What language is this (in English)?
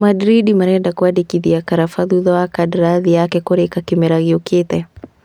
Kikuyu